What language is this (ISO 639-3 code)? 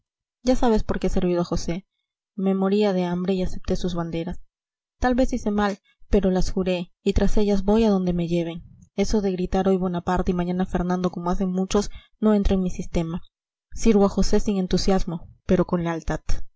spa